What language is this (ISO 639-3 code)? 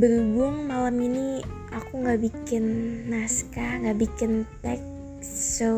ind